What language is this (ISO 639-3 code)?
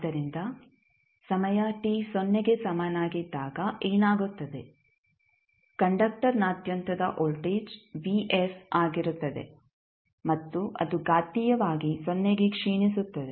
kan